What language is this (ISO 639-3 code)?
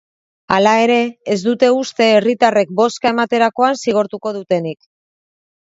eus